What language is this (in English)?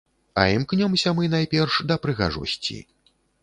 Belarusian